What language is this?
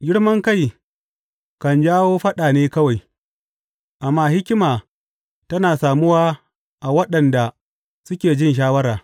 Hausa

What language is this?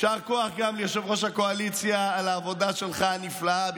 Hebrew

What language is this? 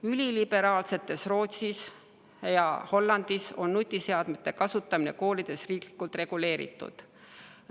Estonian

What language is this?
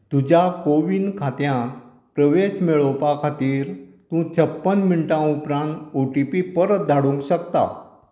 Konkani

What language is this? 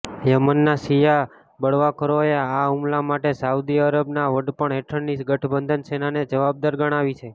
Gujarati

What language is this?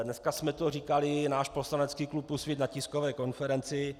Czech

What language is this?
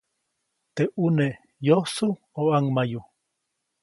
Copainalá Zoque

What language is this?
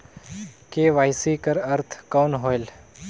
Chhattisgarhi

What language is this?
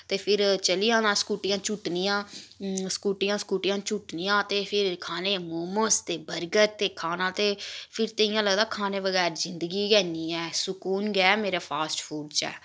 Dogri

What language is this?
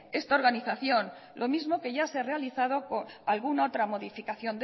Spanish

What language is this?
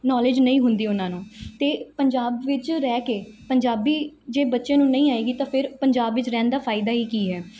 Punjabi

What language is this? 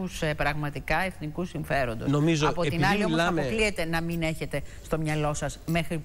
Greek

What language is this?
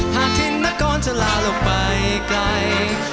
Thai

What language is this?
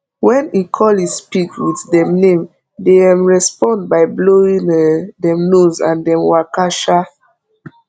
Nigerian Pidgin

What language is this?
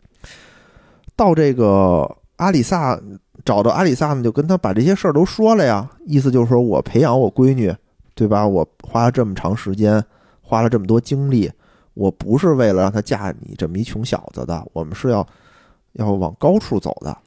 Chinese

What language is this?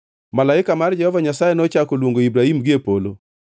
Luo (Kenya and Tanzania)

